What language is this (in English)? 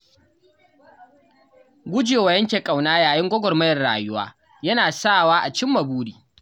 Hausa